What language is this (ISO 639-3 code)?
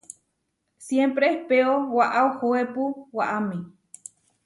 var